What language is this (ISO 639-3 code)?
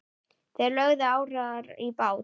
isl